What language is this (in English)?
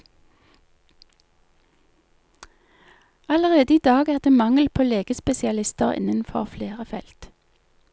Norwegian